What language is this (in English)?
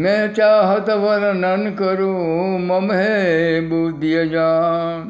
Gujarati